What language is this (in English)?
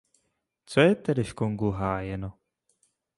Czech